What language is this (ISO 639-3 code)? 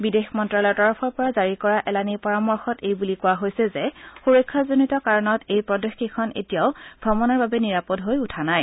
asm